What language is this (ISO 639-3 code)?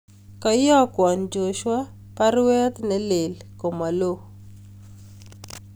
kln